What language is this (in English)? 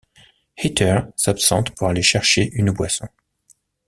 French